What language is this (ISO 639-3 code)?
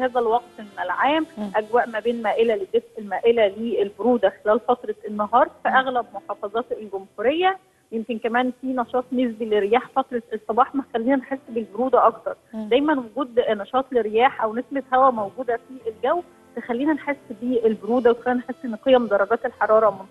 ara